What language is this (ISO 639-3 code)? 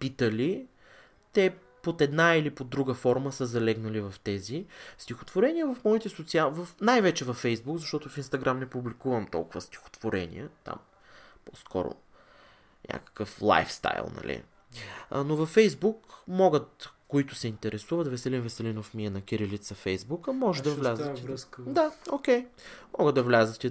bul